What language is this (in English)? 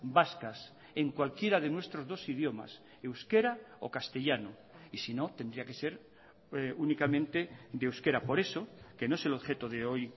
Spanish